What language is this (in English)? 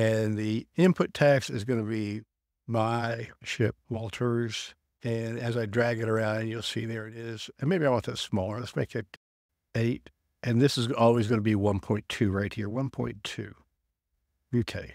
English